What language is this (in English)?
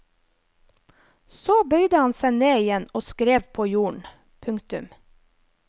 Norwegian